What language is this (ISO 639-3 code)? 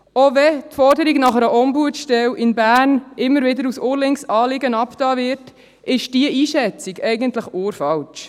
gsw